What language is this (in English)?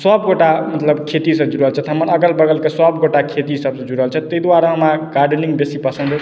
Maithili